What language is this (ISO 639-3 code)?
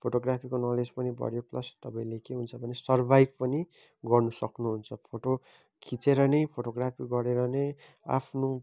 nep